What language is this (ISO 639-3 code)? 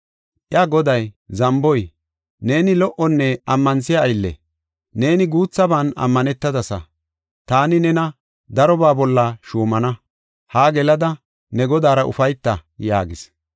gof